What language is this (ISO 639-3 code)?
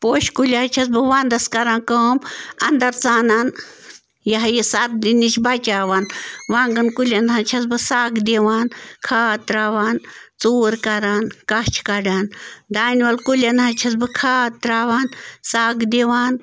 kas